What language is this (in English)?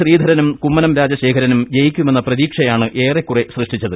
Malayalam